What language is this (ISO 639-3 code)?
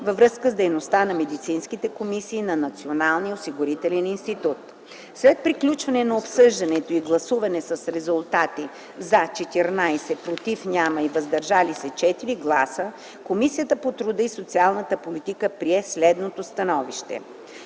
bul